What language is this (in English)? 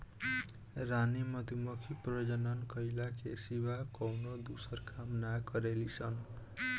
Bhojpuri